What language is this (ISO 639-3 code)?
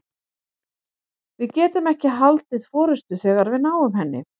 isl